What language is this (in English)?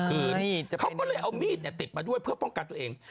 Thai